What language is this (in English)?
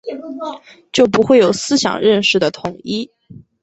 Chinese